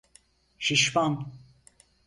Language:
Turkish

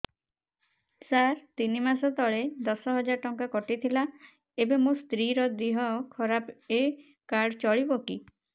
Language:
Odia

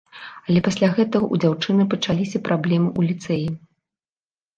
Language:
Belarusian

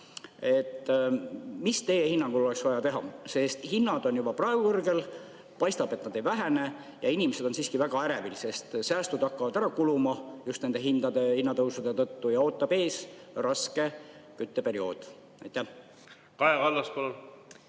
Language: Estonian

